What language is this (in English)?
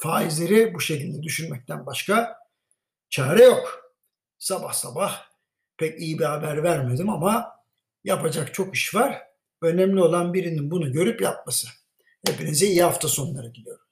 Turkish